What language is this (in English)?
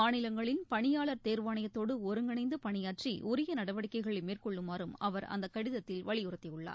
Tamil